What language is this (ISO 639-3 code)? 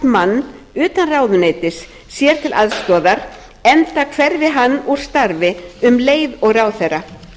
isl